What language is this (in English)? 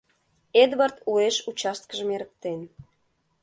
Mari